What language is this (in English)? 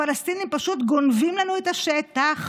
Hebrew